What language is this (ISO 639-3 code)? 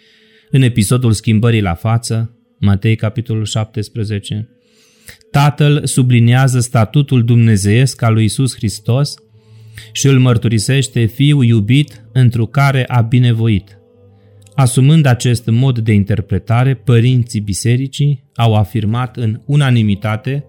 ron